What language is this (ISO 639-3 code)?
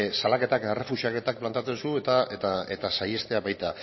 eus